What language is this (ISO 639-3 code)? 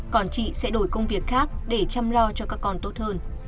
vie